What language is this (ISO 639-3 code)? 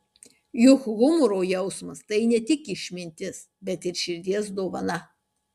lit